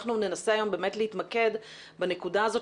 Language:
Hebrew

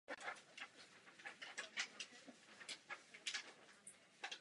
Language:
Czech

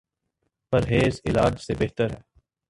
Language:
Urdu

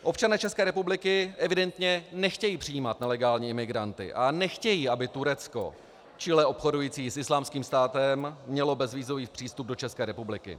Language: Czech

